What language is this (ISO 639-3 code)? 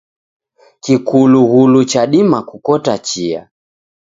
dav